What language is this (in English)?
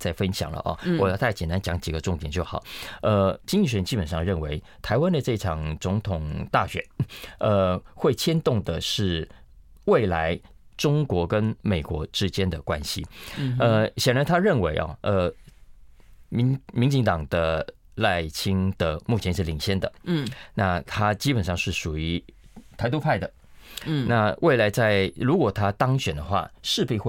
Chinese